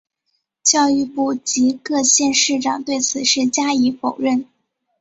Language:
Chinese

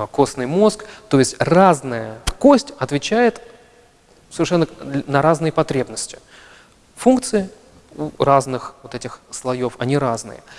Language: Russian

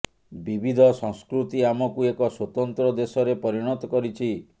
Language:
Odia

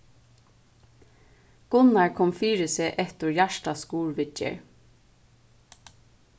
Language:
Faroese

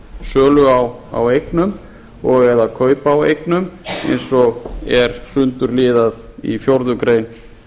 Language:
Icelandic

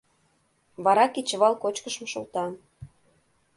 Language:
Mari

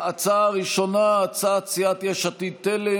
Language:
Hebrew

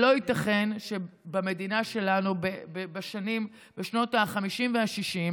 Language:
Hebrew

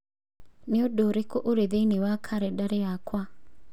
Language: Kikuyu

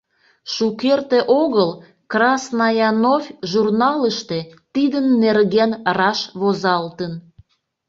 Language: Mari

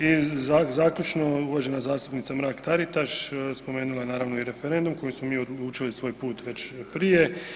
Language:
Croatian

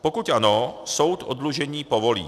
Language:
Czech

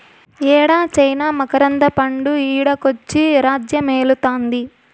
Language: Telugu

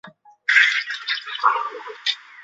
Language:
Chinese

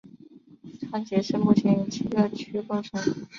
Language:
Chinese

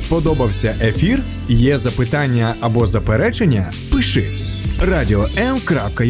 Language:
Ukrainian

